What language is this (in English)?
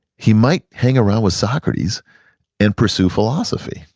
English